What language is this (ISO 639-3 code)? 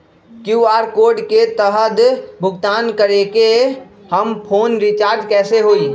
mag